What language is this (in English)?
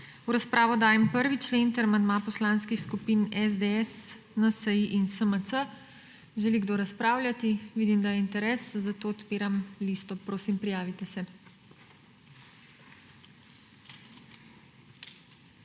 Slovenian